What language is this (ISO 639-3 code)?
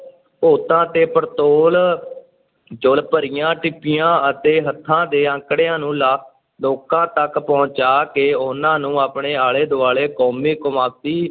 pan